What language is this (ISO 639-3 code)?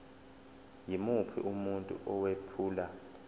zul